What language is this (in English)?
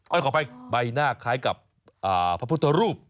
Thai